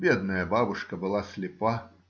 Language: Russian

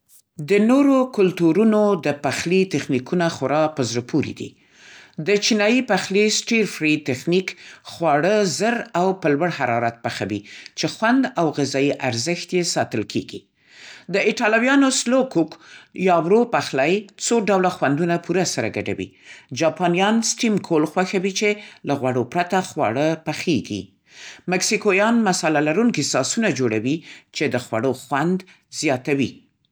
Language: Central Pashto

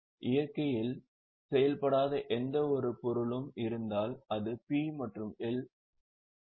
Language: Tamil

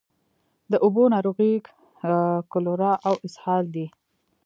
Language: Pashto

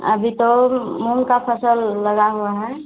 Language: Hindi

